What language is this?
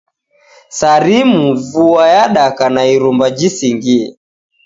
Taita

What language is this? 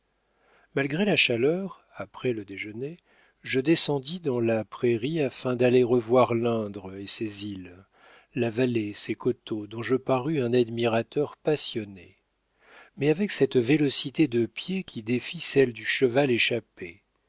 French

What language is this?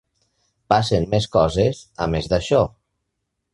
Catalan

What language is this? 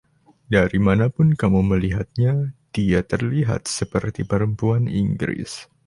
Indonesian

